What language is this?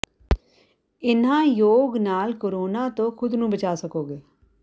Punjabi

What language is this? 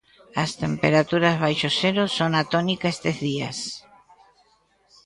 Galician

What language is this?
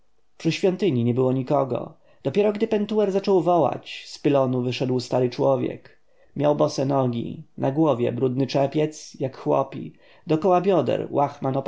Polish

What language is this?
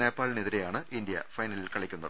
Malayalam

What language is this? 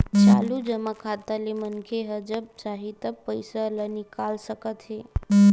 Chhattisgarhi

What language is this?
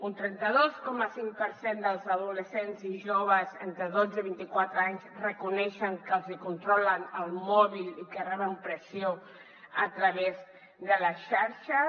Catalan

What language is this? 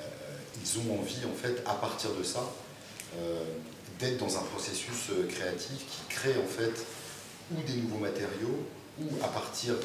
French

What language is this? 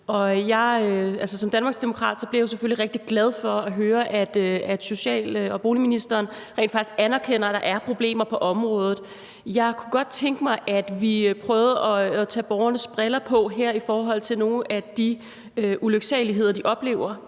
Danish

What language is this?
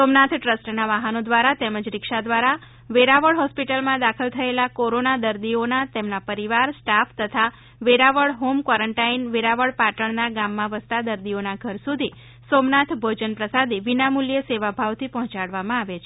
Gujarati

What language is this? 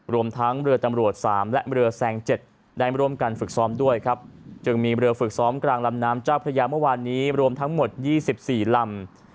Thai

